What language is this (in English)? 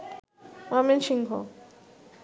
Bangla